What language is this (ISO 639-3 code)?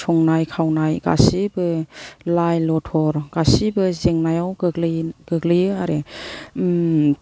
brx